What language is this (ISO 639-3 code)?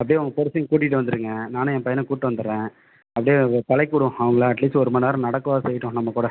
tam